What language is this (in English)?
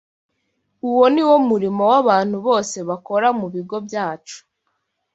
Kinyarwanda